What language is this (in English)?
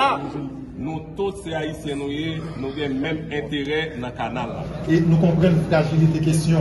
French